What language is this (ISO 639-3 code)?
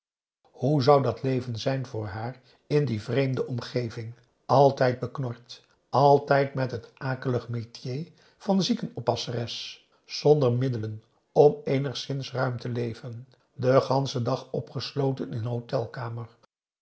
nld